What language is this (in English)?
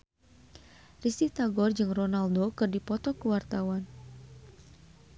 Sundanese